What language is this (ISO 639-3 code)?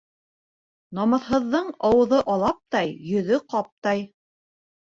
bak